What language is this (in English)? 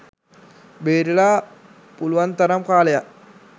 Sinhala